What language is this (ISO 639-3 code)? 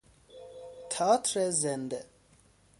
fas